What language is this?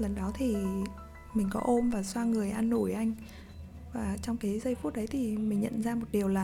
Vietnamese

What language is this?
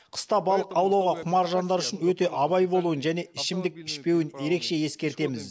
Kazakh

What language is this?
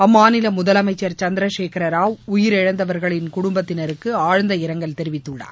Tamil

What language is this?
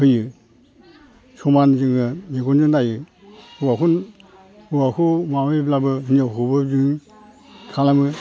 Bodo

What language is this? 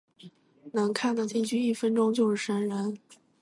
Chinese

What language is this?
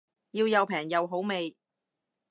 Cantonese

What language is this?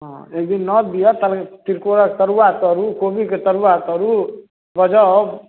Maithili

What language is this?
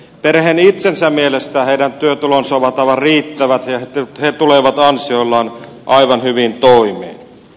Finnish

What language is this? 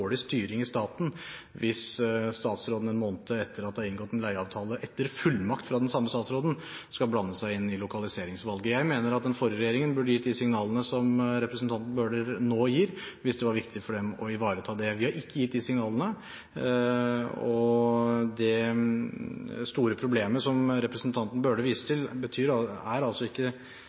Norwegian Bokmål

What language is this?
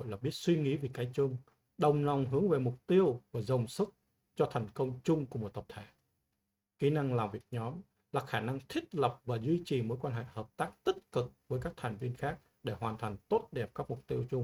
Vietnamese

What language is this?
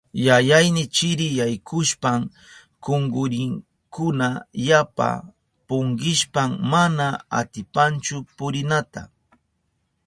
Southern Pastaza Quechua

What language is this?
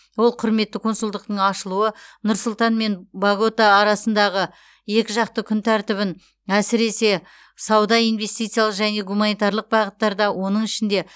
Kazakh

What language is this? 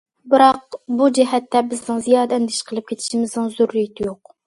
Uyghur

